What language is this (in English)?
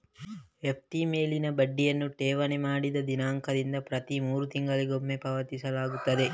Kannada